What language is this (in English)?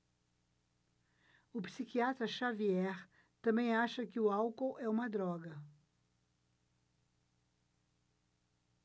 Portuguese